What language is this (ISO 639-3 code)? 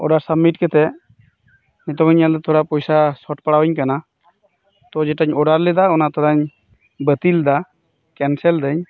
sat